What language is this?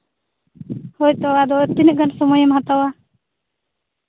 Santali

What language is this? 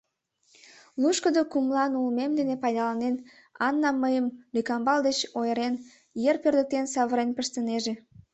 Mari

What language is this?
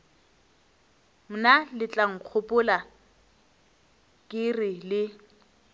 Northern Sotho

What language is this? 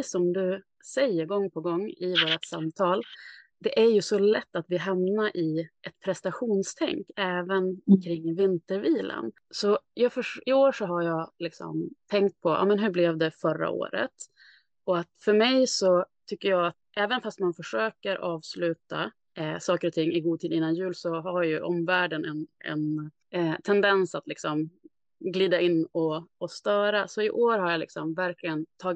Swedish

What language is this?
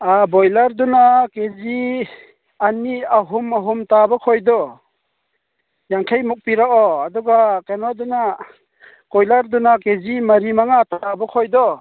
Manipuri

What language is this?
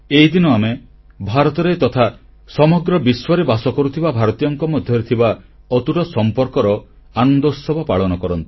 Odia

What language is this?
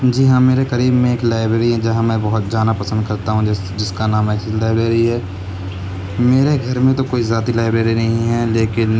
Urdu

